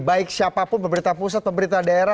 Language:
Indonesian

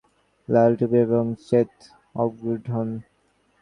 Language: Bangla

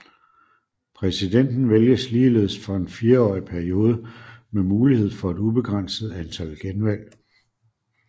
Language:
Danish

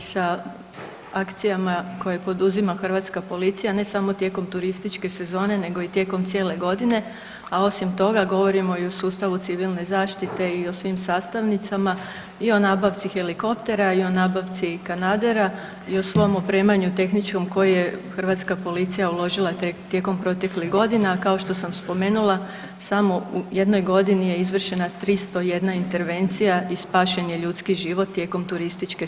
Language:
Croatian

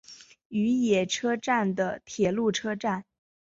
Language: Chinese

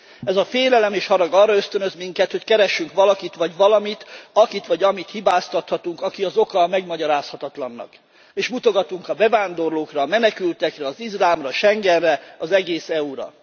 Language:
Hungarian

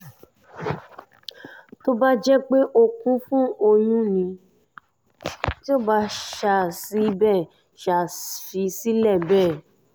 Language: Yoruba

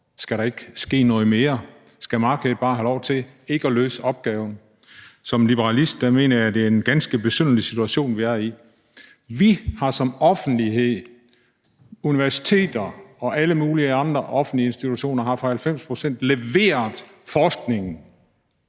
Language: Danish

